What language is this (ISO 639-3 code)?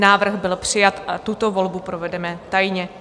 ces